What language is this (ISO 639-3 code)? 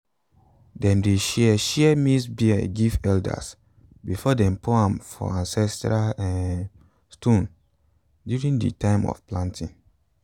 pcm